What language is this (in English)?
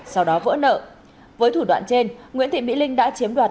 Vietnamese